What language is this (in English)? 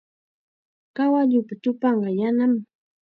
Chiquián Ancash Quechua